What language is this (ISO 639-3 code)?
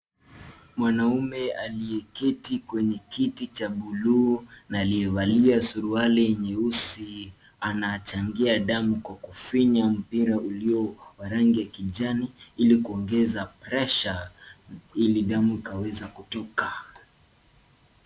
swa